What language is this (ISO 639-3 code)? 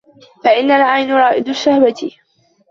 ara